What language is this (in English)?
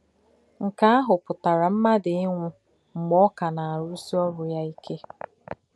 Igbo